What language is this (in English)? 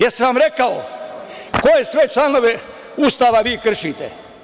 Serbian